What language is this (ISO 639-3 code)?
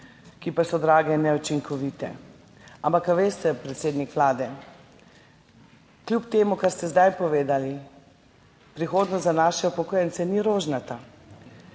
slv